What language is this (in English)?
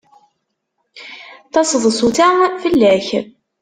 Kabyle